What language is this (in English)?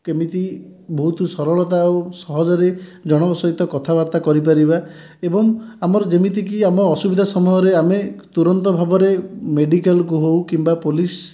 Odia